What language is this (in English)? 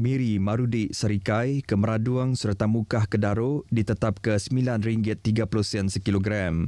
Malay